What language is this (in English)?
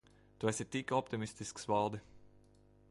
Latvian